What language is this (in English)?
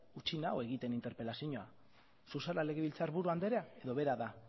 Basque